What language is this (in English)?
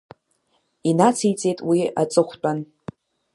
Abkhazian